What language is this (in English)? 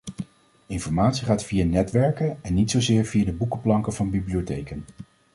Dutch